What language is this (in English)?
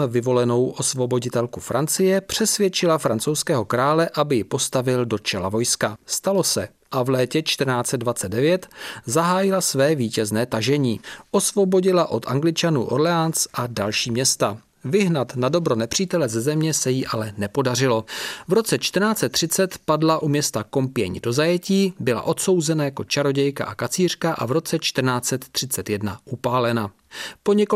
Czech